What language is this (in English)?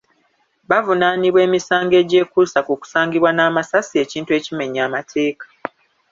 Ganda